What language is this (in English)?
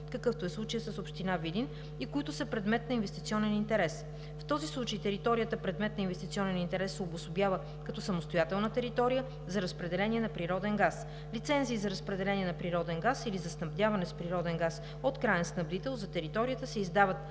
Bulgarian